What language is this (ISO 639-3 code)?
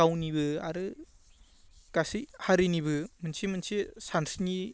brx